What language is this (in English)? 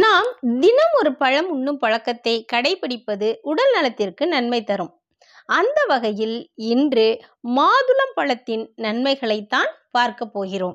Tamil